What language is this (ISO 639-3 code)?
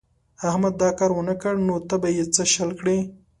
pus